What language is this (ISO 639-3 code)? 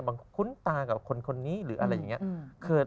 tha